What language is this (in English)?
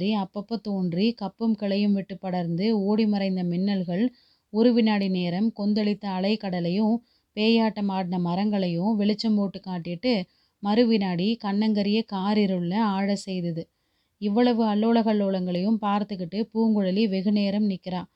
Tamil